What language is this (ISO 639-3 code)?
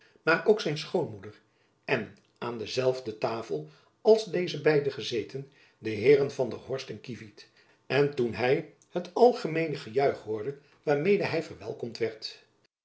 nld